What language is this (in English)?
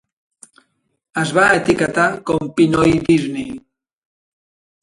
Catalan